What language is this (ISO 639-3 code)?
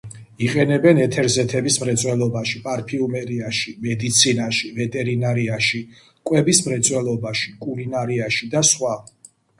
kat